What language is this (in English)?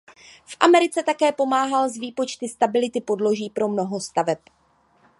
Czech